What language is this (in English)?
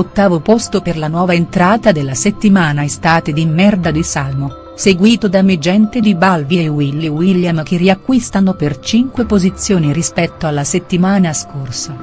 Italian